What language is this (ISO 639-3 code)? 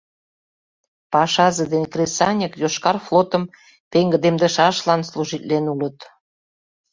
chm